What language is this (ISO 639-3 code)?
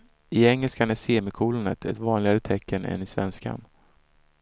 swe